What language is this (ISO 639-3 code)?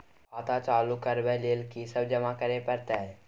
mai